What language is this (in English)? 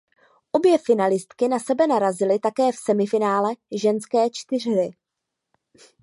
Czech